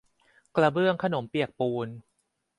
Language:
Thai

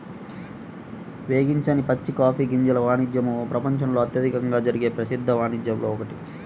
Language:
Telugu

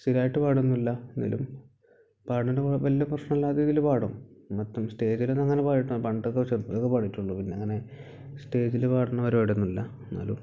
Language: Malayalam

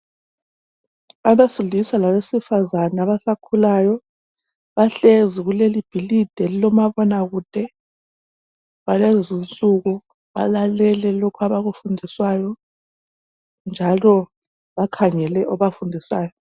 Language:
North Ndebele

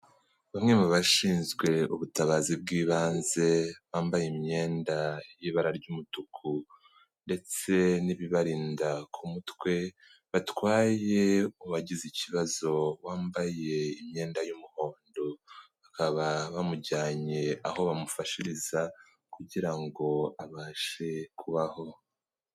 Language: Kinyarwanda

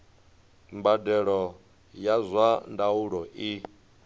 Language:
Venda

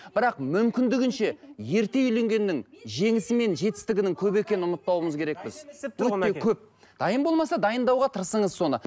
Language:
Kazakh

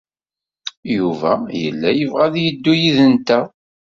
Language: Kabyle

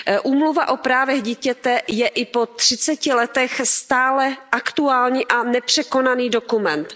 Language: Czech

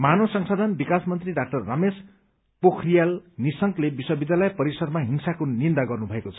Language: Nepali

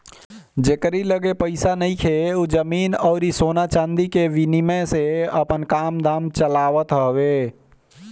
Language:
Bhojpuri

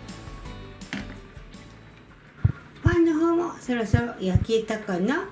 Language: Japanese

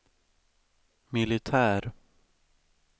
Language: Swedish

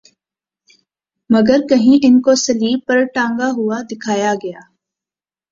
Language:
Urdu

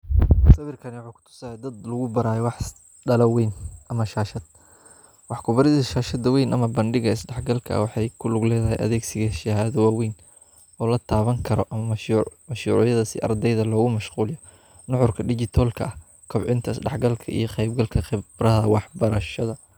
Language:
Somali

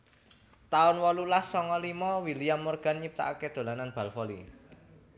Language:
Javanese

